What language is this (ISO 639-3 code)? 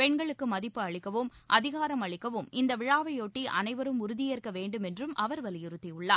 tam